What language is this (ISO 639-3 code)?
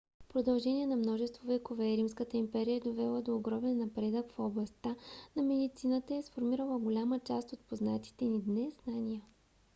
bul